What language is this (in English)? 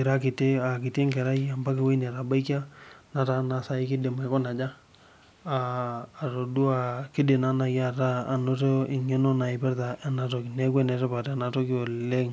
Masai